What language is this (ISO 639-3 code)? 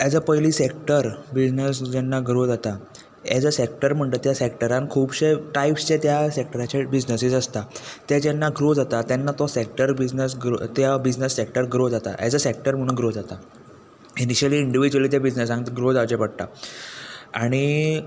kok